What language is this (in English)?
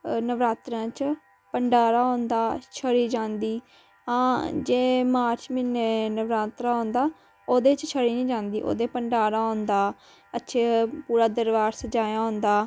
Dogri